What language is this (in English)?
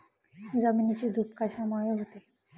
Marathi